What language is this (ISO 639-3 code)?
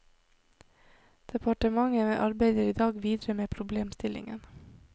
nor